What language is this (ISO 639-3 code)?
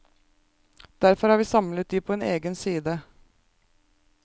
nor